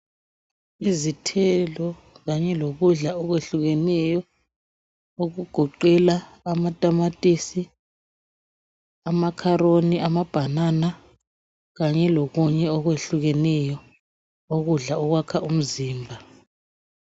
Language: North Ndebele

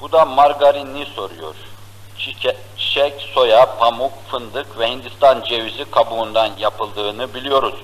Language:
Turkish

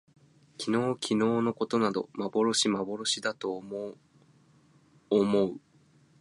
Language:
Japanese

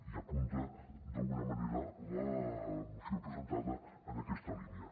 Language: Catalan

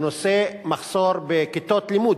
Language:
Hebrew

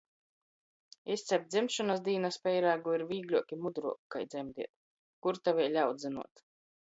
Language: Latgalian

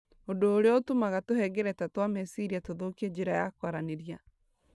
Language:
Kikuyu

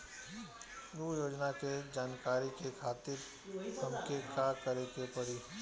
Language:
Bhojpuri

